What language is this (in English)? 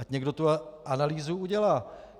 Czech